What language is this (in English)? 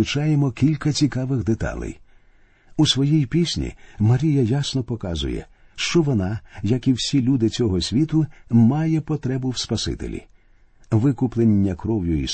Ukrainian